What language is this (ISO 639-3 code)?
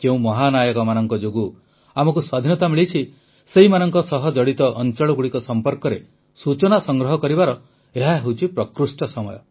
ori